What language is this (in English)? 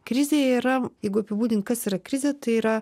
Lithuanian